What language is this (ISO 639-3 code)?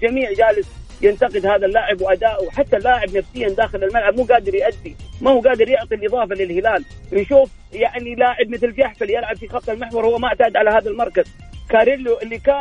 ara